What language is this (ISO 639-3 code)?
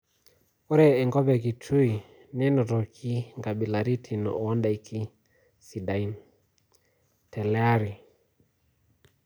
mas